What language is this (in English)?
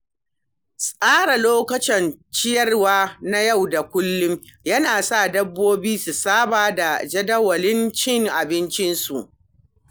Hausa